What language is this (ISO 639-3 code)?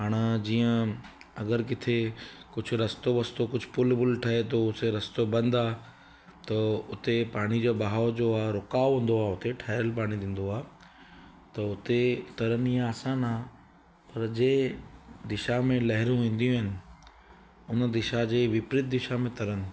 snd